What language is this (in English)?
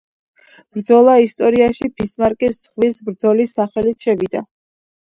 Georgian